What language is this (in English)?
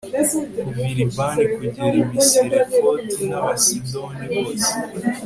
Kinyarwanda